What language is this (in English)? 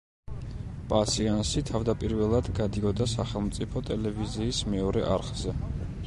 Georgian